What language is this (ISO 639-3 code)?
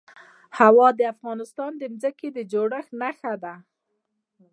pus